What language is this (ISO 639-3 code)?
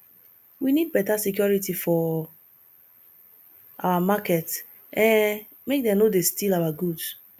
pcm